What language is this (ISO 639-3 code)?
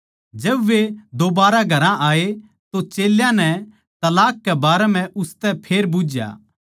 bgc